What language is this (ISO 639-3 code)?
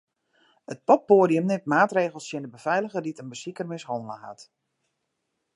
fry